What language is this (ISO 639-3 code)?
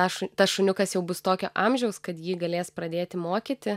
lit